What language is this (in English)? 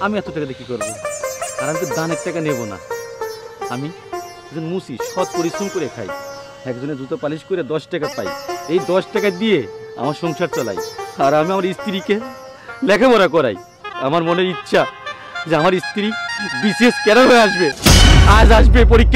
Romanian